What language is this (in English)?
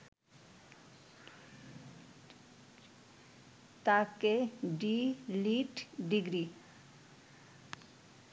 Bangla